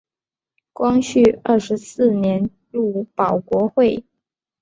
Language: Chinese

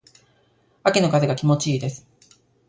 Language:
Japanese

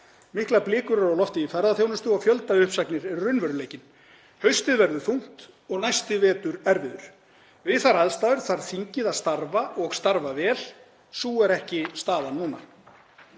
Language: Icelandic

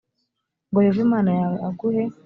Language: Kinyarwanda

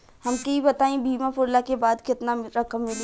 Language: Bhojpuri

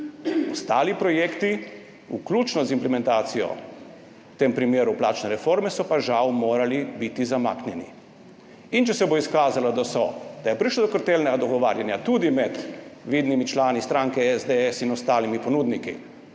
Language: Slovenian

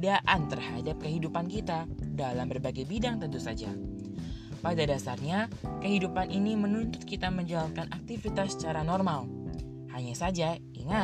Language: Indonesian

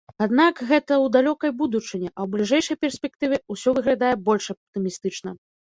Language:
Belarusian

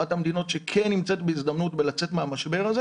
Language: Hebrew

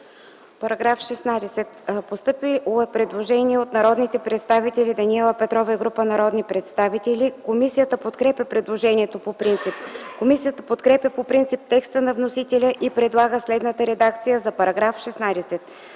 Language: Bulgarian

